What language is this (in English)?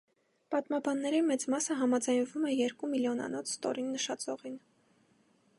Armenian